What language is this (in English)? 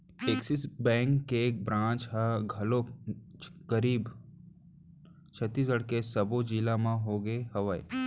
Chhattisgarhi